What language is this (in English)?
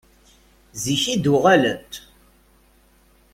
Kabyle